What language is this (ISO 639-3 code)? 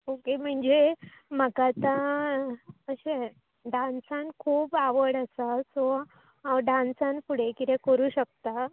kok